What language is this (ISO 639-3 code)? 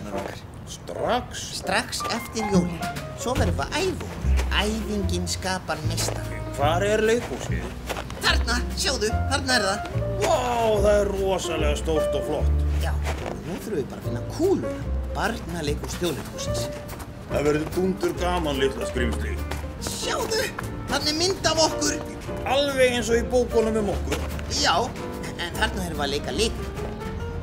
nld